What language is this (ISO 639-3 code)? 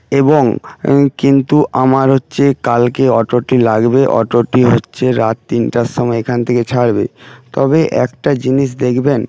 ben